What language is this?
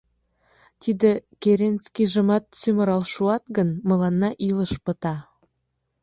Mari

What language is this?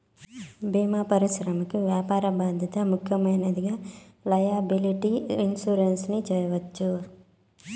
Telugu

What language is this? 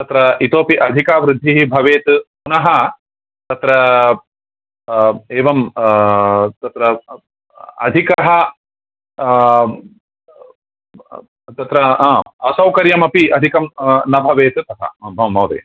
Sanskrit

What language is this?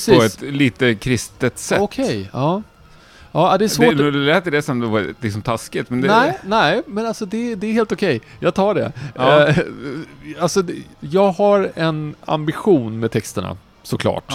Swedish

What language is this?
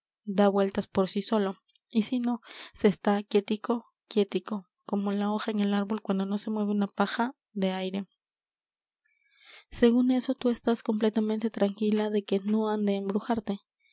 Spanish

